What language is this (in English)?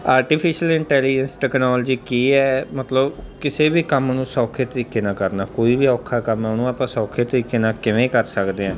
Punjabi